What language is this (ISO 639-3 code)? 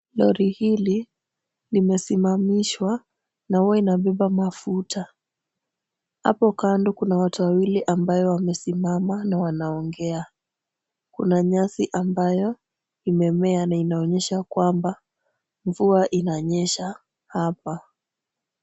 swa